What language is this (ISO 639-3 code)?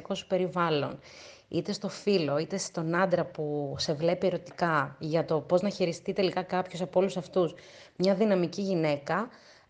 ell